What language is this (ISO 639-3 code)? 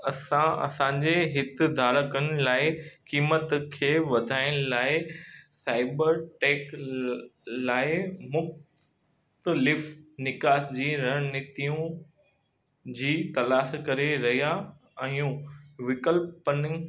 snd